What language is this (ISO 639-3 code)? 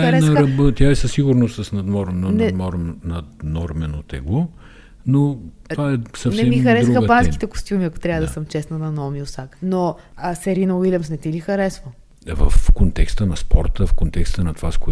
bul